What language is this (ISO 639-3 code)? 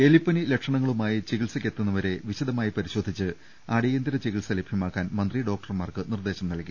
mal